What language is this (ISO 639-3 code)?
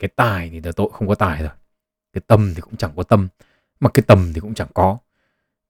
vie